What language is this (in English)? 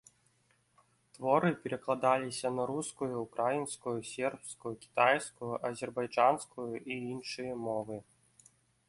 Belarusian